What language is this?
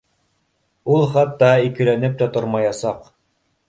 Bashkir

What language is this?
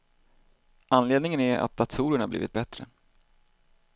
Swedish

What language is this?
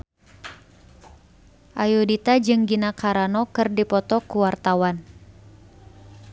Sundanese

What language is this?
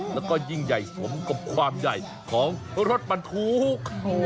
Thai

